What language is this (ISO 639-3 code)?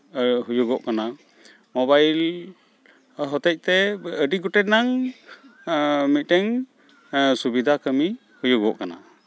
sat